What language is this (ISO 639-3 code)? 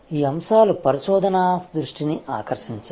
tel